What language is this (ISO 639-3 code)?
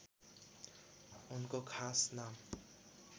nep